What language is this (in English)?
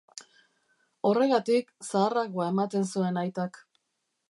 Basque